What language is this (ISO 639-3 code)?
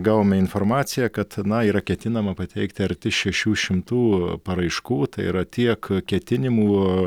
lit